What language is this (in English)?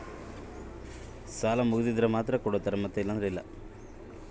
Kannada